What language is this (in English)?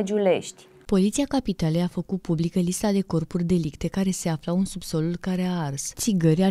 Romanian